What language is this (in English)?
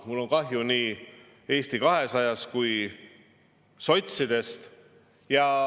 Estonian